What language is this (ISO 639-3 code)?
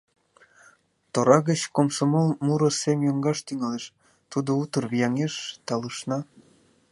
chm